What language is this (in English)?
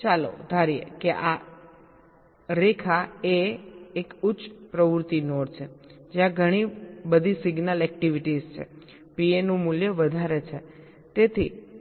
Gujarati